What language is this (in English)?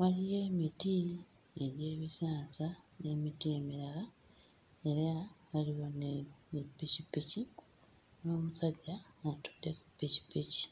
Ganda